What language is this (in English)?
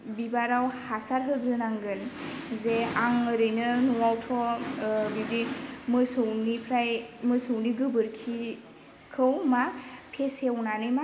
Bodo